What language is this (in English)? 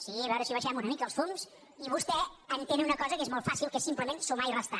Catalan